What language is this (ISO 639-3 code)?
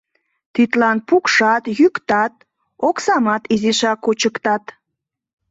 chm